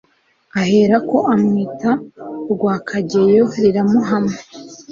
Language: Kinyarwanda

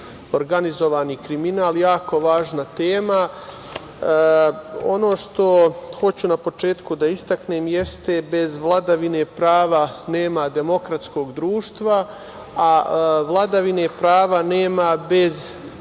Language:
Serbian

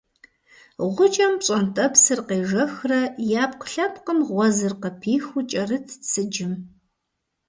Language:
Kabardian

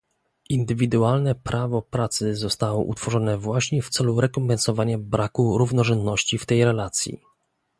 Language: Polish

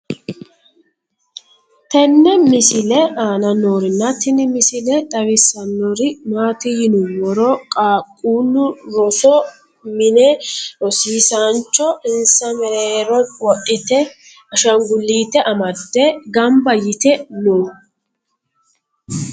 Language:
Sidamo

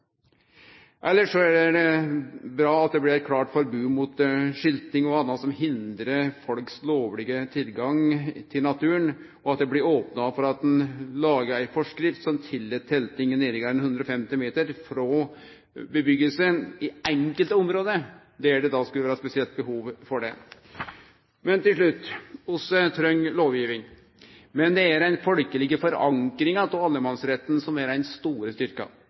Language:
Norwegian Nynorsk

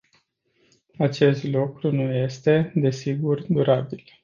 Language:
Romanian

